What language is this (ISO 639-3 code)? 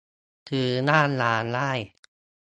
tha